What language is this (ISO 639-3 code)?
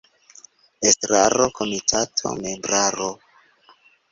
epo